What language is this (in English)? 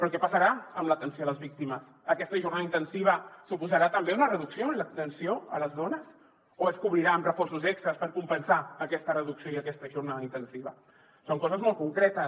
Catalan